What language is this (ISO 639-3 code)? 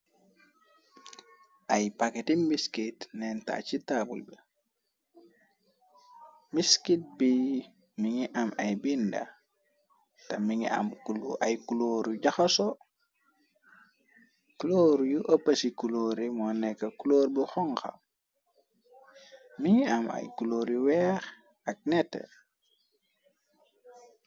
wol